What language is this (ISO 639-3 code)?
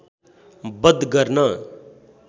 nep